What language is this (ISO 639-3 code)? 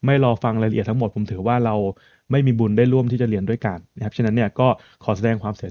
tha